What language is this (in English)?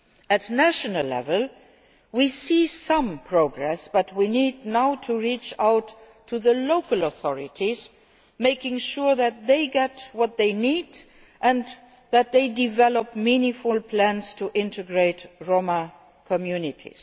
English